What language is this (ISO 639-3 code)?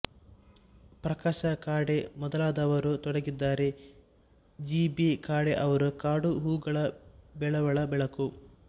kan